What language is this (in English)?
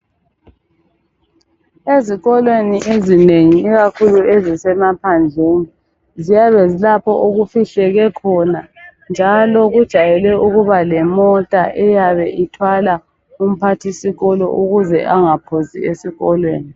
North Ndebele